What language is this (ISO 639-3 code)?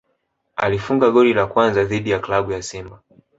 swa